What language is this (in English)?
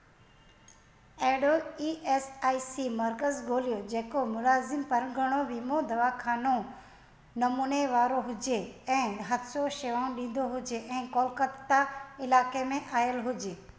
Sindhi